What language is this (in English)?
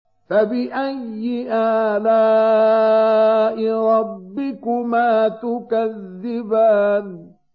Arabic